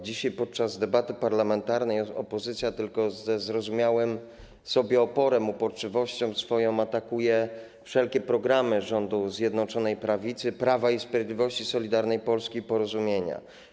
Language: Polish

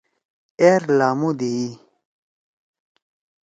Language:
Torwali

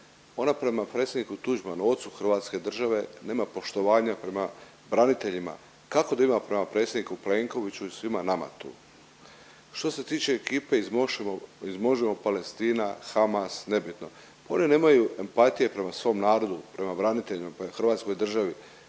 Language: Croatian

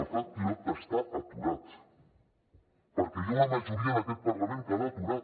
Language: Catalan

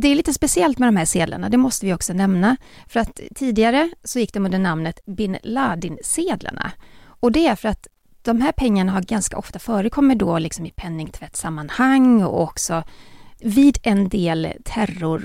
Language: Swedish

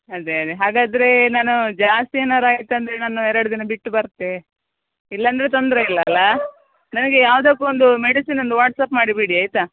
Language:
Kannada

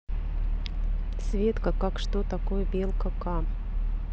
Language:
Russian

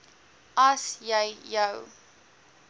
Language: Afrikaans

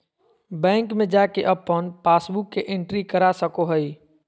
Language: Magahi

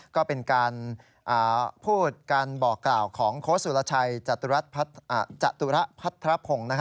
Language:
Thai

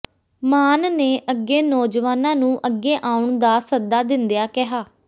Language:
Punjabi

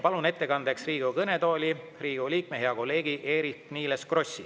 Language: Estonian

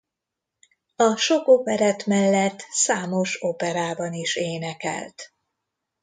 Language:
Hungarian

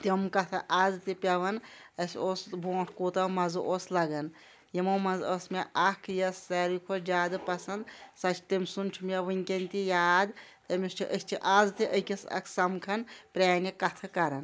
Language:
Kashmiri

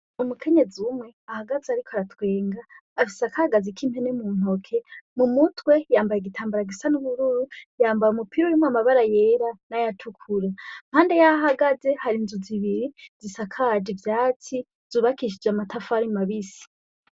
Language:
Rundi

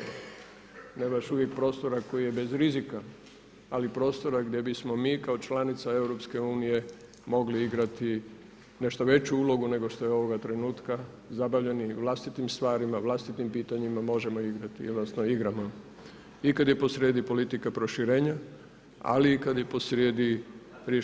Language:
Croatian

